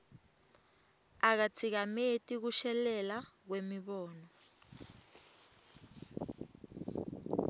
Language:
Swati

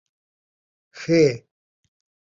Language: Saraiki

